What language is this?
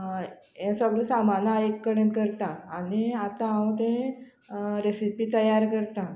Konkani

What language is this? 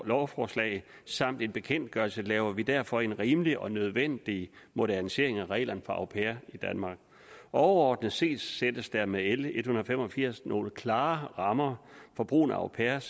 Danish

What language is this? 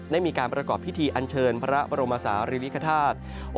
Thai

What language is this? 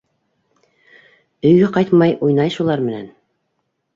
Bashkir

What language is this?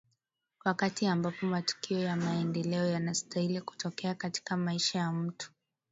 Swahili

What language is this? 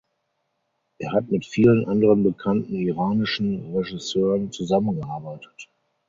German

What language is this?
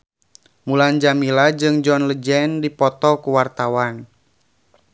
Sundanese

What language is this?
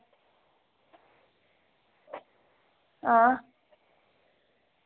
Dogri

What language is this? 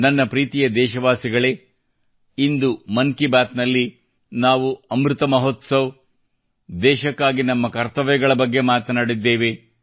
Kannada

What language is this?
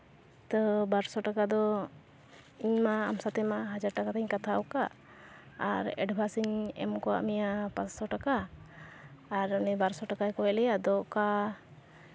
Santali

